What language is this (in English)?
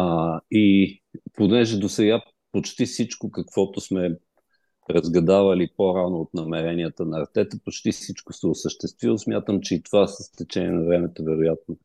Bulgarian